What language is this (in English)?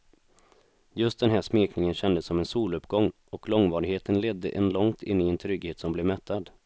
Swedish